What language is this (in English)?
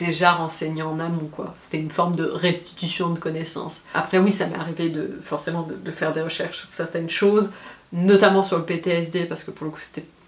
French